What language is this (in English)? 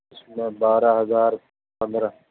Urdu